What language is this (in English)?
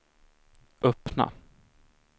Swedish